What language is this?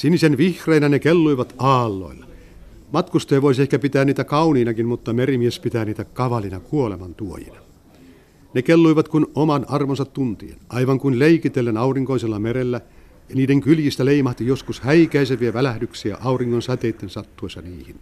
Finnish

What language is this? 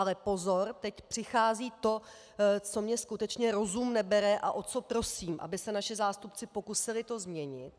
Czech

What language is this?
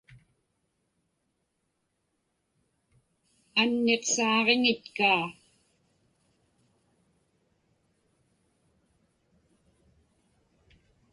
Inupiaq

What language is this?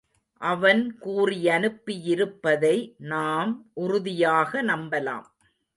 Tamil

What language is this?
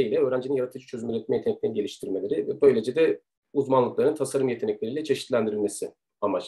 Turkish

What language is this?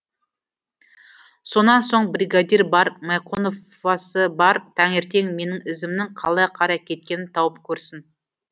Kazakh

